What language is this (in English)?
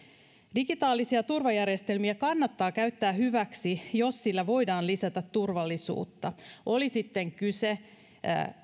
Finnish